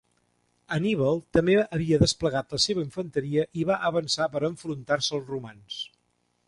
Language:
Catalan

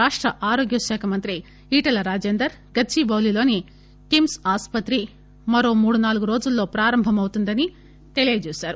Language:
Telugu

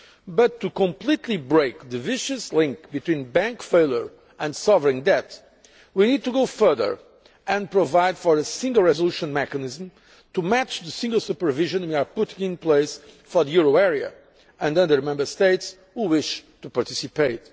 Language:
English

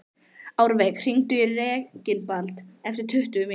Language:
Icelandic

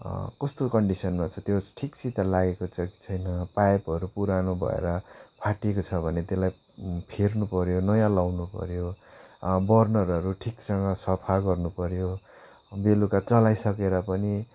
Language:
Nepali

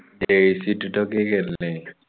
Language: Malayalam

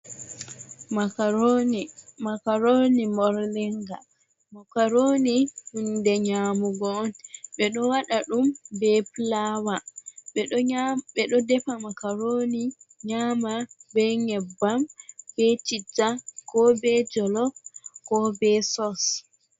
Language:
Fula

